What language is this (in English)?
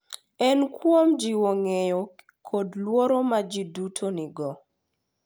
Luo (Kenya and Tanzania)